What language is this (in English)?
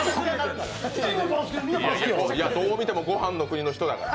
Japanese